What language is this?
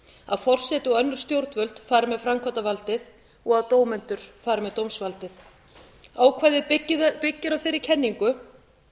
Icelandic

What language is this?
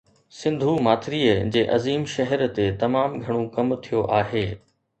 Sindhi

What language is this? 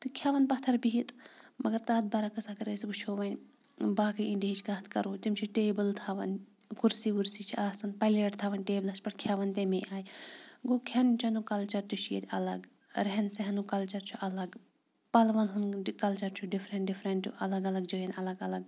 Kashmiri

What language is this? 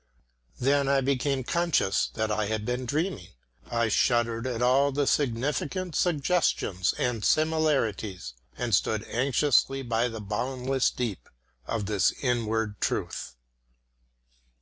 English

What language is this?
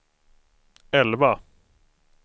Swedish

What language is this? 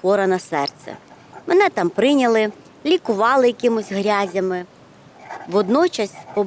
Ukrainian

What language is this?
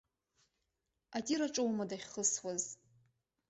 Abkhazian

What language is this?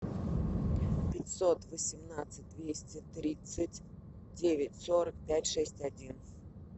Russian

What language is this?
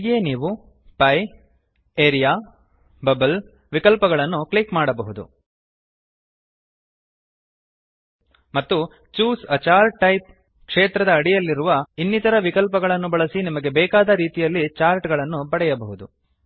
Kannada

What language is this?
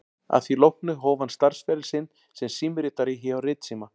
Icelandic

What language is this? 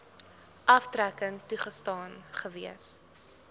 Afrikaans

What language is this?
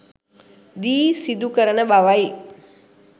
Sinhala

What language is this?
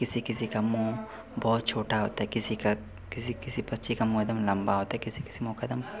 Hindi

